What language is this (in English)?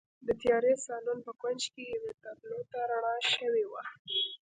Pashto